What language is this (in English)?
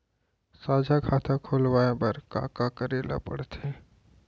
Chhattisgarhi